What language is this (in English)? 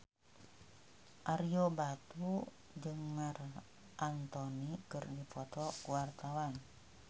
Sundanese